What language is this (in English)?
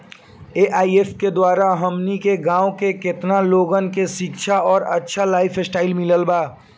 Bhojpuri